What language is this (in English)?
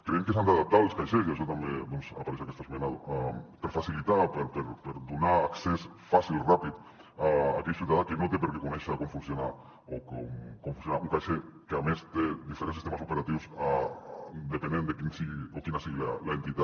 Catalan